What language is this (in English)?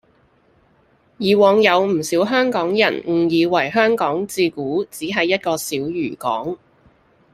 Cantonese